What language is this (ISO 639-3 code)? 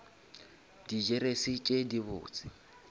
nso